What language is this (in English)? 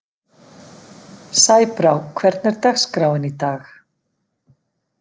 Icelandic